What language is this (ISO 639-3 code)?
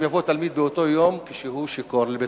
heb